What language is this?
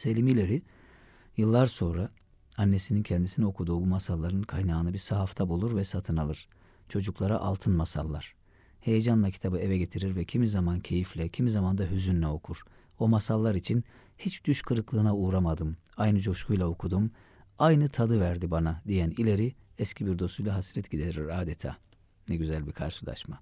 Turkish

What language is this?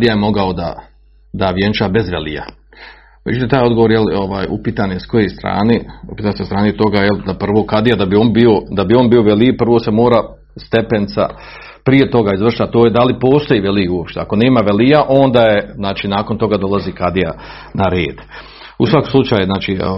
Croatian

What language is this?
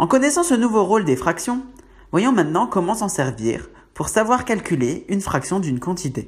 French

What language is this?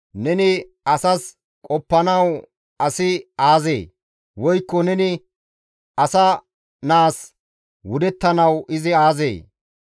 Gamo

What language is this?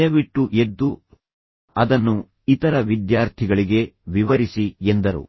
Kannada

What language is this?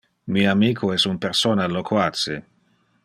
Interlingua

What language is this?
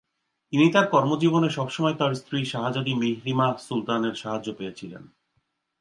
Bangla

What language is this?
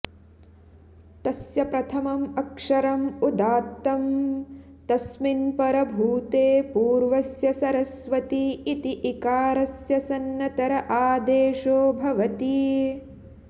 Sanskrit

